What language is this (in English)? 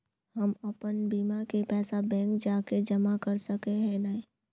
Magahi